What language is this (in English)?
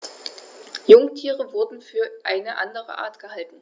German